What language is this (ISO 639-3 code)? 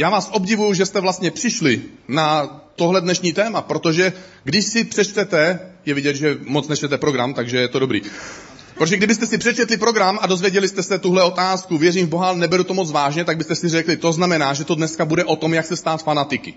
ces